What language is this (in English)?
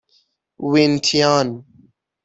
Persian